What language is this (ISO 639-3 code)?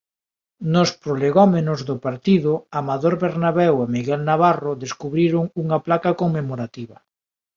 glg